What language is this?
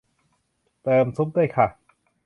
Thai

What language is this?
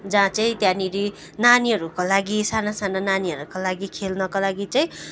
Nepali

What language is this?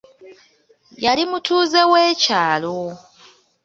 Ganda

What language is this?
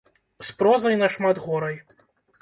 Belarusian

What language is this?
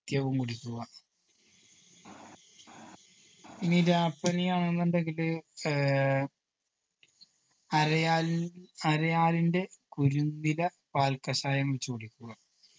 Malayalam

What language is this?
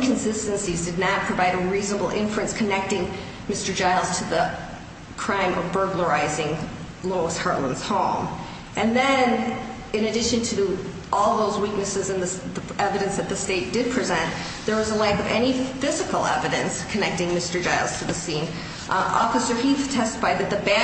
English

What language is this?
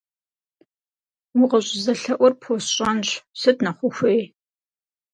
Kabardian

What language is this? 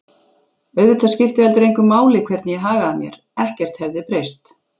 Icelandic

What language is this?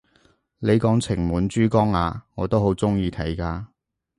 Cantonese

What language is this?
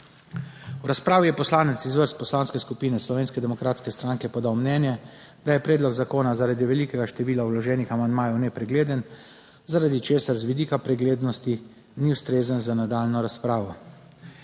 Slovenian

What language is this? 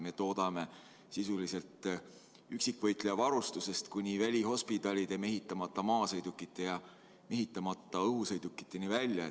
Estonian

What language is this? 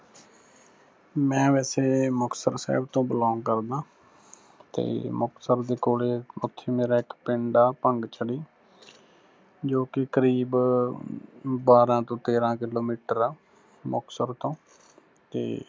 Punjabi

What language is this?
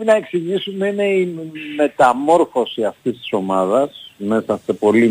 Greek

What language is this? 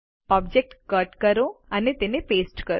Gujarati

